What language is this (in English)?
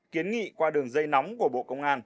Vietnamese